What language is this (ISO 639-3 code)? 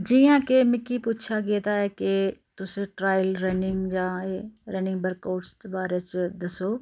doi